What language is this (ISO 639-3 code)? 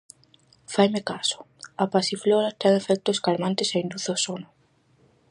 glg